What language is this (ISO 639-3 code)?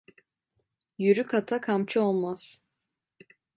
tur